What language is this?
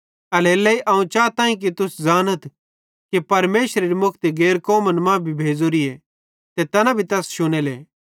Bhadrawahi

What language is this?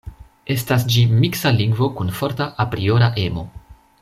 Esperanto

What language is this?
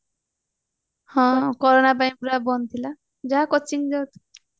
Odia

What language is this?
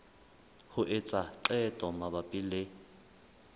Southern Sotho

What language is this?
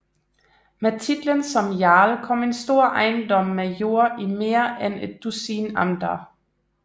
Danish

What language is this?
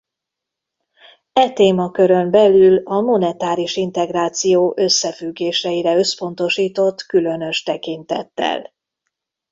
Hungarian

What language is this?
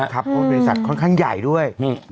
Thai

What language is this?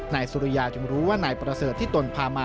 Thai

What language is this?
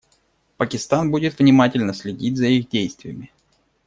Russian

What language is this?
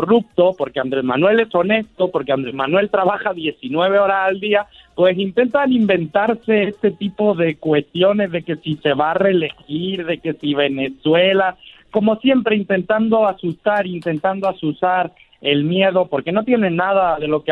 Spanish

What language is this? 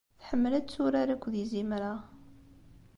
Kabyle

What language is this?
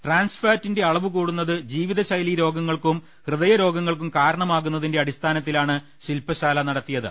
Malayalam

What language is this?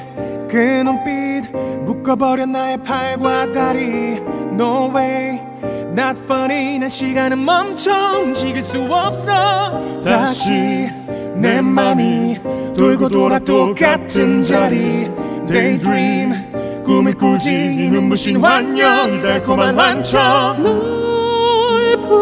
Korean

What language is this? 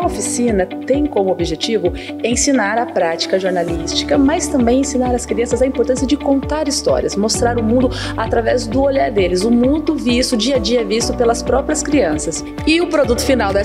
Portuguese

